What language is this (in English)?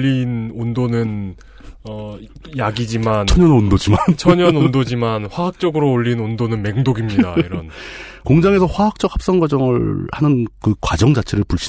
Korean